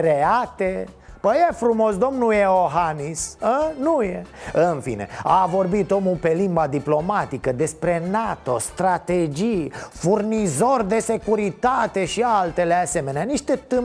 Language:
Romanian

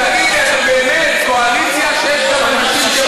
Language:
Hebrew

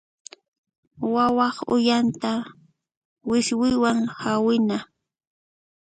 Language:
Puno Quechua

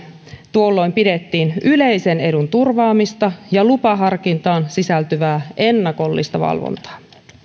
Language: Finnish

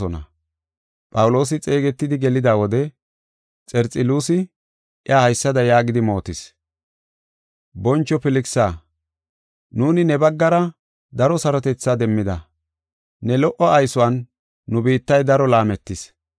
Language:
Gofa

